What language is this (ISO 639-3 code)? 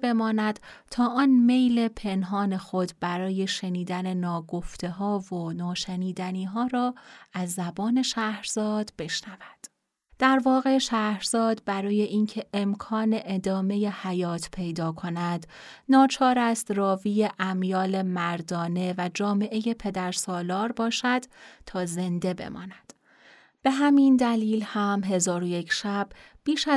fas